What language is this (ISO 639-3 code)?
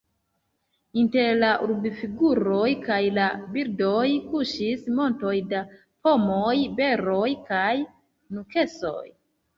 epo